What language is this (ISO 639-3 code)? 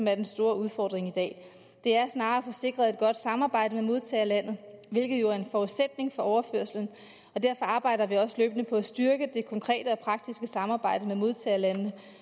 dan